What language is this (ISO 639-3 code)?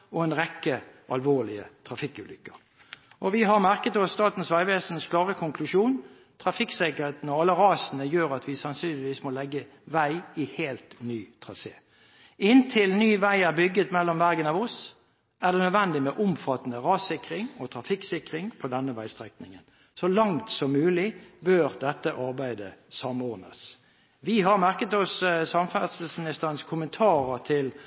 nob